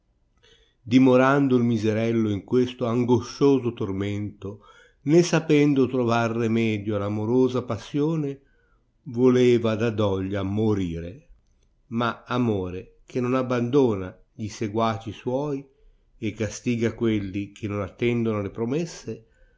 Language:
Italian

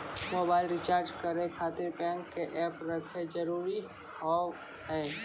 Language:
Maithili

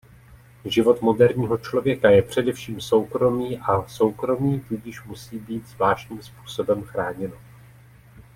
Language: Czech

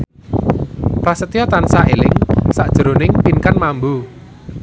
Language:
Javanese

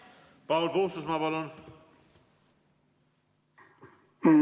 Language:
Estonian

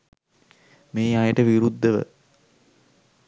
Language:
Sinhala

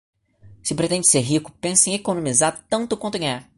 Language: Portuguese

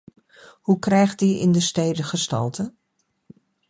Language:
Dutch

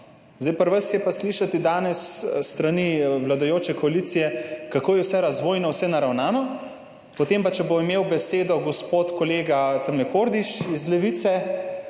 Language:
Slovenian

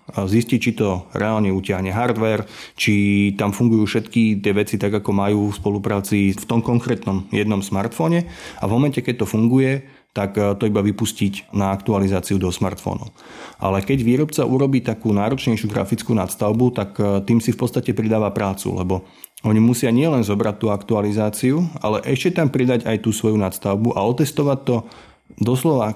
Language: Slovak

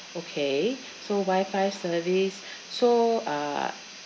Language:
English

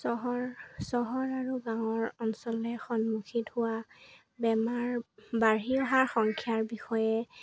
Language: Assamese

